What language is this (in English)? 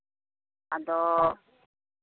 Santali